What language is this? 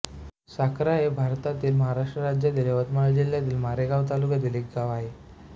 Marathi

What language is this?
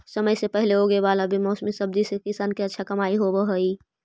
Magahi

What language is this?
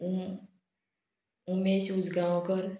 Konkani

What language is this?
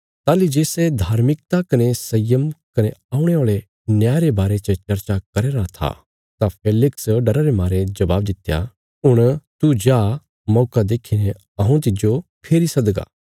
Bilaspuri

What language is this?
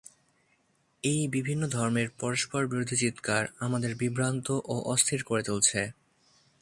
Bangla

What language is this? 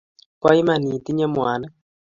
Kalenjin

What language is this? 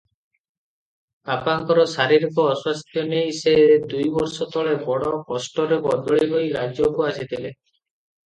Odia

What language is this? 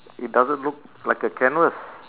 English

